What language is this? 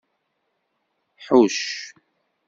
Kabyle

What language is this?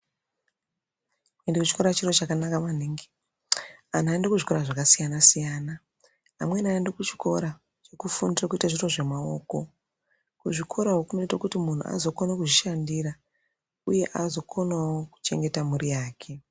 Ndau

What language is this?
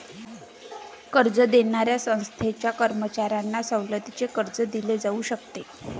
Marathi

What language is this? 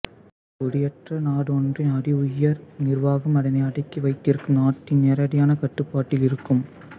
Tamil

